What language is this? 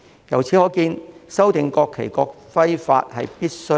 Cantonese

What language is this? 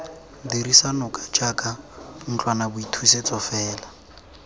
Tswana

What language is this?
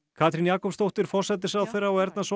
Icelandic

